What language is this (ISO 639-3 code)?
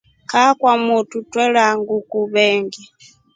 rof